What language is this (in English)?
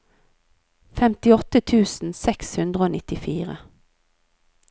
Norwegian